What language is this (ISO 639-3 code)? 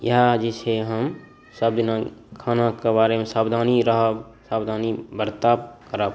mai